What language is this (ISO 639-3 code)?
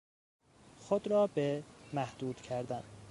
fas